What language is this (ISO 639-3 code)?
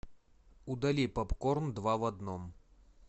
rus